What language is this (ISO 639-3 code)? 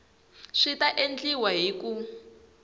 tso